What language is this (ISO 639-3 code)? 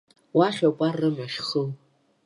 abk